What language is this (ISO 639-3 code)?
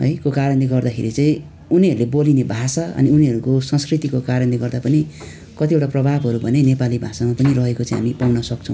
nep